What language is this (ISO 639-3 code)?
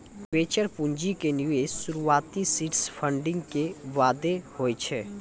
mai